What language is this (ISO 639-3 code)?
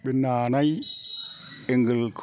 brx